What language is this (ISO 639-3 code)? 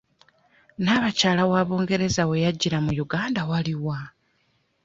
lug